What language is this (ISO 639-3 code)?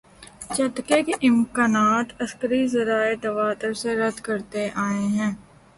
urd